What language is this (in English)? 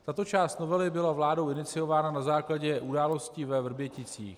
Czech